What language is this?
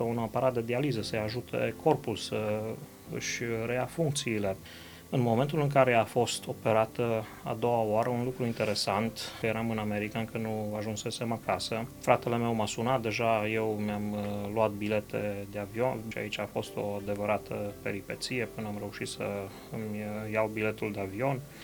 Romanian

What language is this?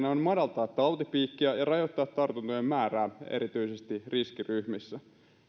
Finnish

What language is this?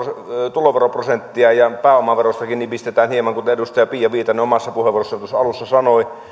Finnish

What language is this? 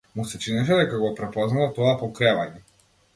Macedonian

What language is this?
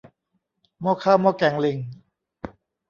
Thai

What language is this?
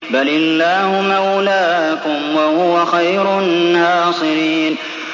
Arabic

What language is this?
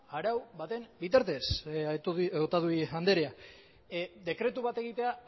Basque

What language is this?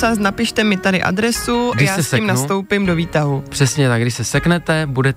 Czech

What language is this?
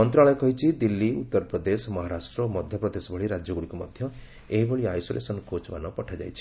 Odia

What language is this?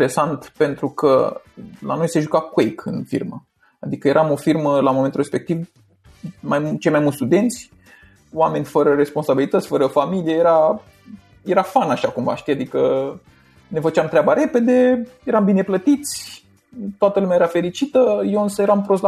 Romanian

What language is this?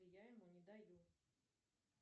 Russian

